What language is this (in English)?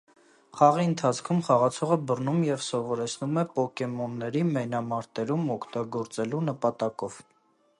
Armenian